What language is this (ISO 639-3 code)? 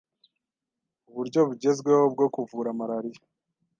kin